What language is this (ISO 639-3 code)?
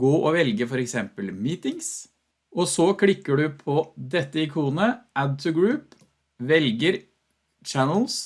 nor